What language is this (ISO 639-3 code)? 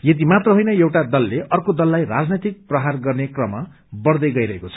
nep